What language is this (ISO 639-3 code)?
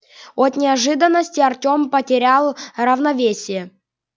rus